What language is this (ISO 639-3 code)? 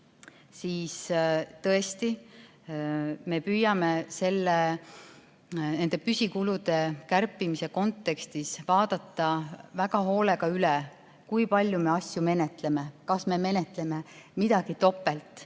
est